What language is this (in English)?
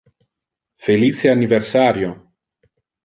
Interlingua